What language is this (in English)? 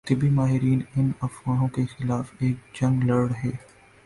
Urdu